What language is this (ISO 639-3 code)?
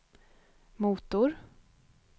swe